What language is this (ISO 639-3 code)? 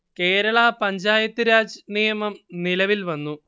mal